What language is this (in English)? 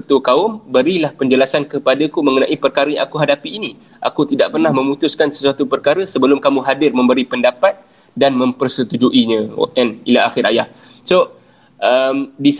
Malay